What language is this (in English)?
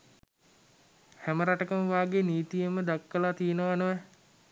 Sinhala